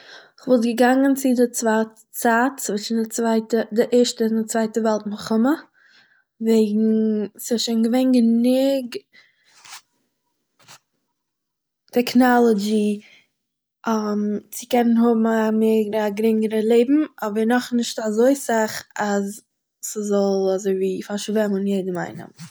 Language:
Yiddish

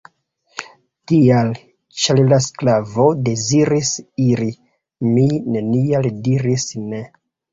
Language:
Esperanto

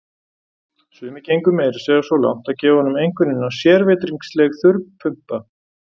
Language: Icelandic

